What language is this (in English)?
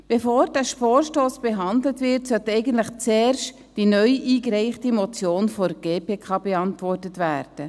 Swiss German